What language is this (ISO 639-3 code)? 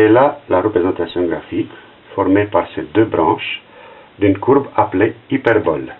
fra